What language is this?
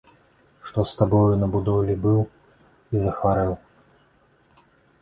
Belarusian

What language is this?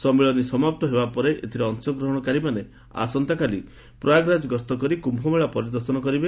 Odia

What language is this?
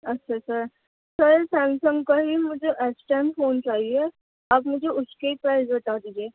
Urdu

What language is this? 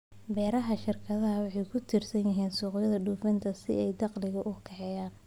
Somali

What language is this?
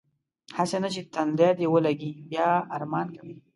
Pashto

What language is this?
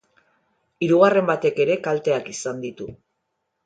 Basque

